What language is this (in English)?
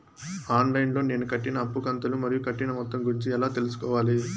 Telugu